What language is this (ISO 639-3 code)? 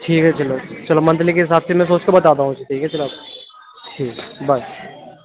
urd